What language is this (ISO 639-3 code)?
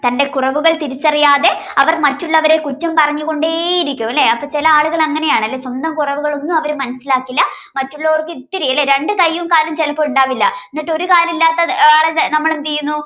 mal